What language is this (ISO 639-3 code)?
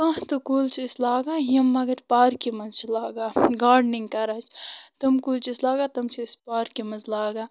kas